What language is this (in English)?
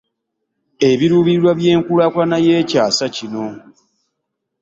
Ganda